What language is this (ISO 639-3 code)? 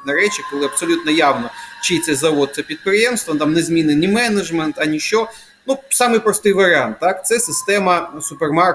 ukr